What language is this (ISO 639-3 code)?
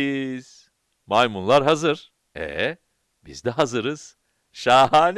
tur